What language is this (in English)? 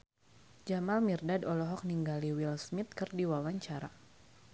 Sundanese